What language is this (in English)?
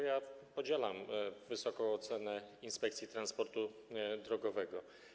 Polish